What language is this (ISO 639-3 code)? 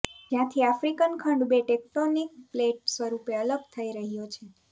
guj